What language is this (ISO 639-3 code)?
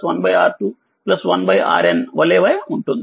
tel